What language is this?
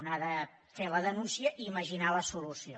Catalan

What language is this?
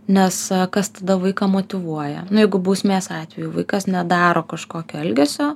Lithuanian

